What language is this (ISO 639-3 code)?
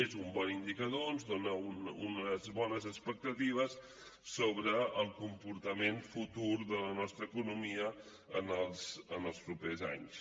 cat